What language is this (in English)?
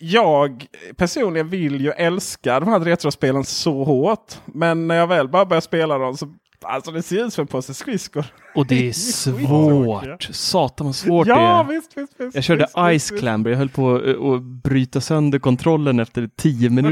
Swedish